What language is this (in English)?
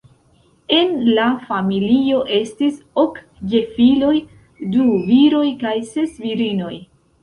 Esperanto